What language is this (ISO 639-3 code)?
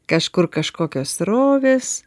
lit